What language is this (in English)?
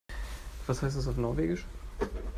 German